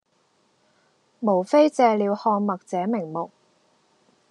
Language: Cantonese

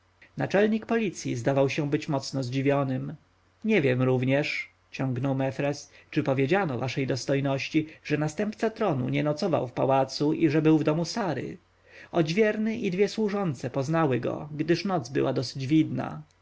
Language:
Polish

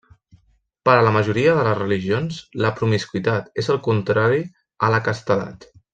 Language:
Catalan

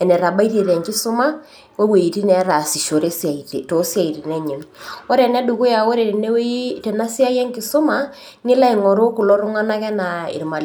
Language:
Masai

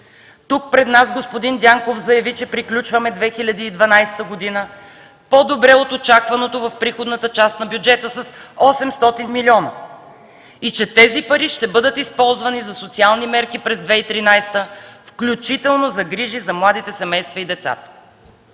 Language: Bulgarian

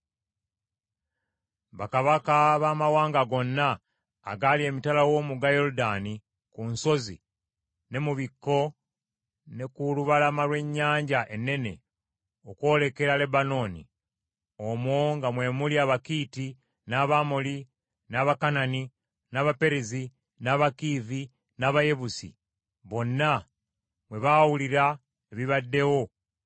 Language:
Ganda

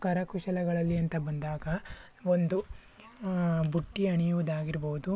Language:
Kannada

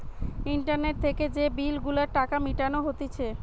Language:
Bangla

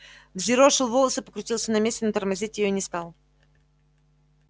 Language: Russian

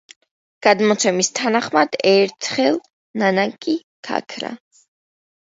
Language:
Georgian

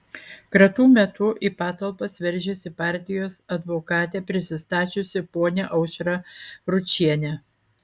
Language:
Lithuanian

